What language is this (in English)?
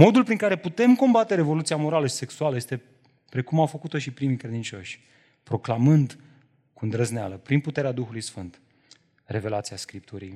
Romanian